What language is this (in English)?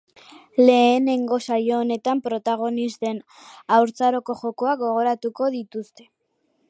Basque